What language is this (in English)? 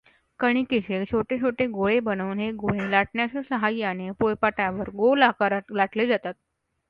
Marathi